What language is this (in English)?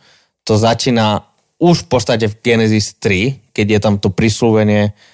Slovak